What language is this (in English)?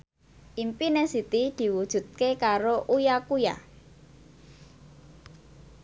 Javanese